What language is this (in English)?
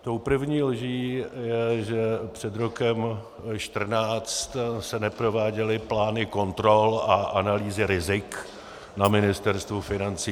Czech